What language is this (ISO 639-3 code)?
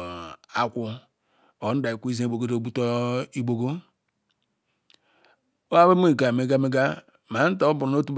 ikw